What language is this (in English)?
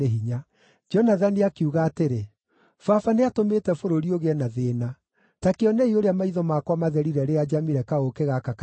Kikuyu